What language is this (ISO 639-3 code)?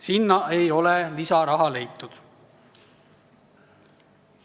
est